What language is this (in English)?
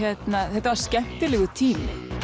Icelandic